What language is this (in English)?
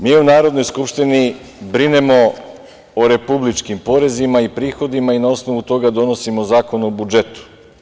Serbian